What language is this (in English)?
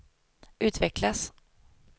Swedish